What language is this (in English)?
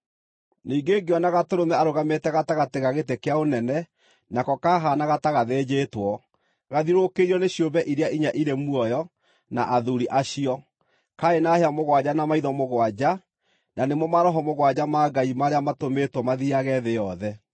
Kikuyu